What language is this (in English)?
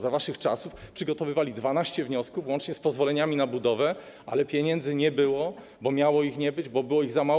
Polish